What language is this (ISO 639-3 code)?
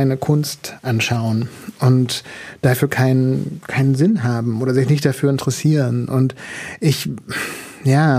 deu